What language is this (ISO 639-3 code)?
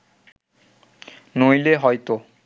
ben